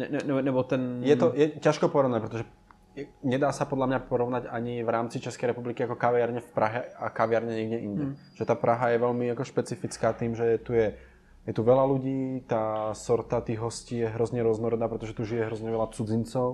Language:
Czech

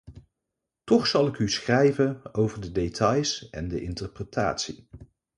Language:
Dutch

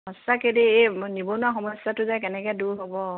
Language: Assamese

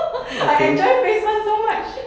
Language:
English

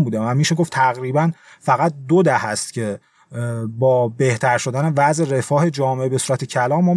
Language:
Persian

